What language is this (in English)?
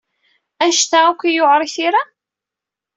Kabyle